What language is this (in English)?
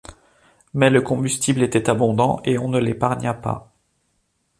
French